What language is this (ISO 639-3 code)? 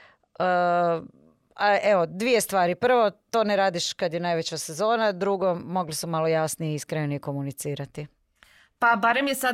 hrv